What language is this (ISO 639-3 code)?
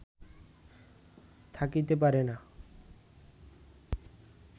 ben